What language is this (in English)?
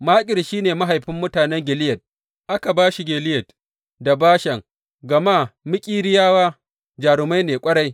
Hausa